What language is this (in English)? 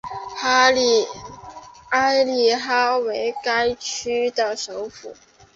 Chinese